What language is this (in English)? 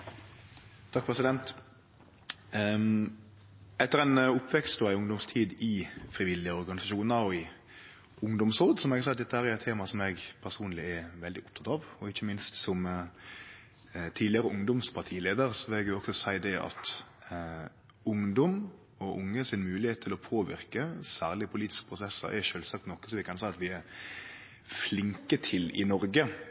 Norwegian Nynorsk